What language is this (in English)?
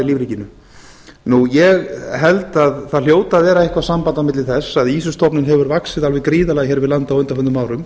Icelandic